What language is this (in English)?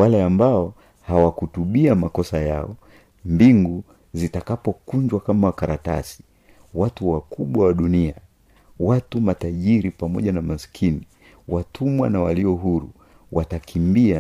Swahili